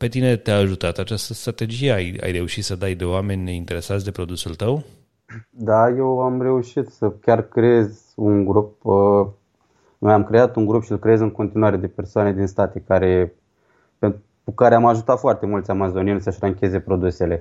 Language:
Romanian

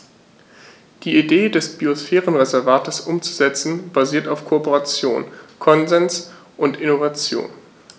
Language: German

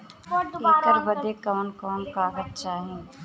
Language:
Bhojpuri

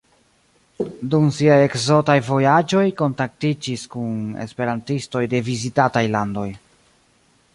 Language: Esperanto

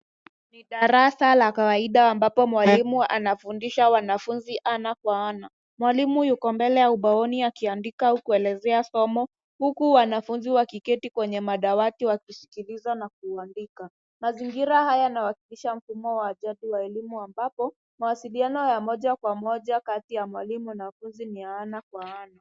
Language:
Swahili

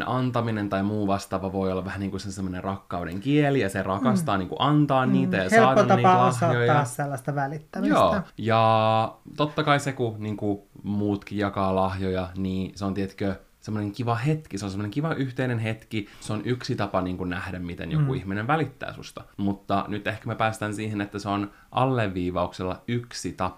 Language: Finnish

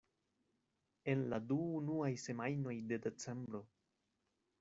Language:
Esperanto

